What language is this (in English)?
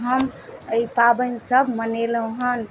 Maithili